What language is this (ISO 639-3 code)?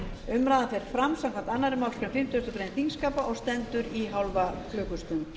isl